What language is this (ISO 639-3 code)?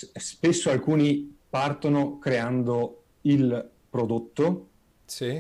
ita